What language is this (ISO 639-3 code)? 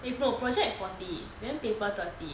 eng